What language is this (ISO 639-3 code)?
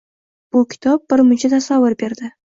uzb